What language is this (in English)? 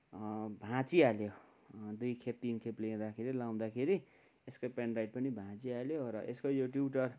Nepali